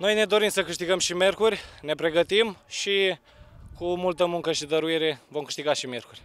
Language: Romanian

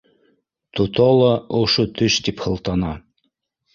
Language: Bashkir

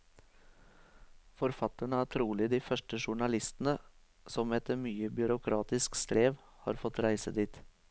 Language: Norwegian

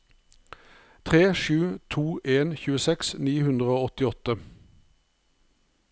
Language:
Norwegian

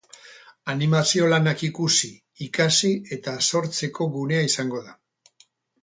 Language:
Basque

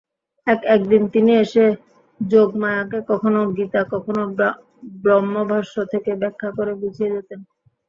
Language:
Bangla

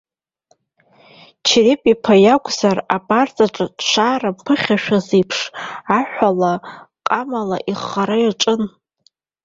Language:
Abkhazian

